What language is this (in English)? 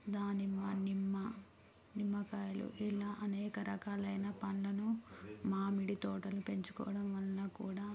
Telugu